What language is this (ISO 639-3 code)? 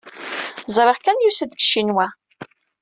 kab